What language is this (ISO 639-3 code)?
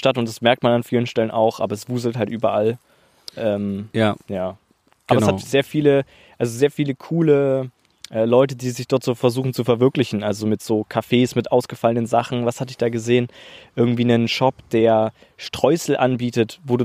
deu